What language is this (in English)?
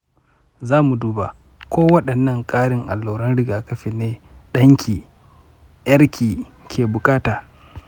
Hausa